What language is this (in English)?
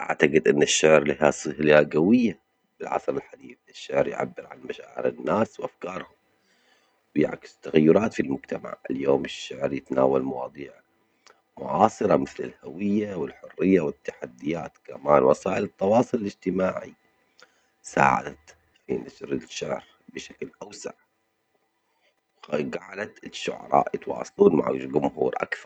Omani Arabic